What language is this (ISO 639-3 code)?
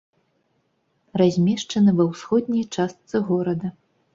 bel